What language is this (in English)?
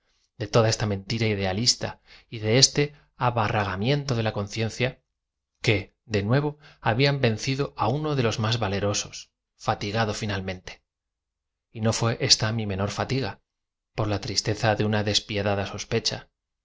Spanish